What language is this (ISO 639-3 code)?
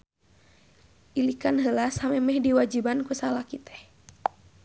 sun